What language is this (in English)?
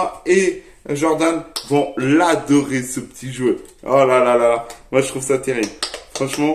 French